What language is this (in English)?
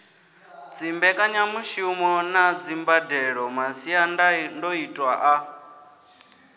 Venda